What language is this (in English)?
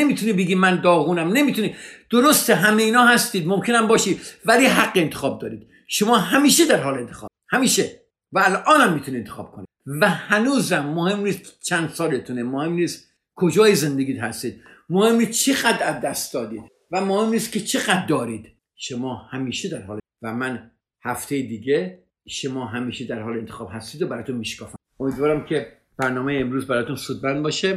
Persian